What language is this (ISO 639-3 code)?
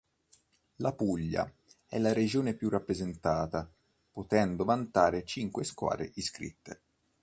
ita